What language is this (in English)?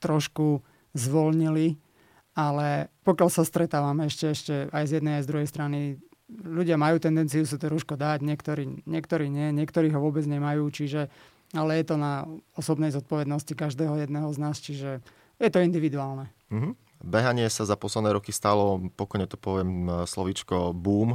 Slovak